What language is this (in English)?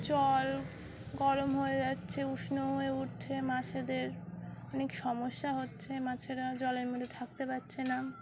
Bangla